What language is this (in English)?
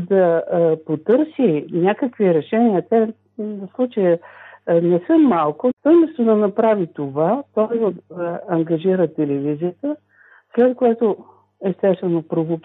Bulgarian